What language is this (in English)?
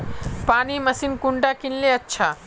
Magahi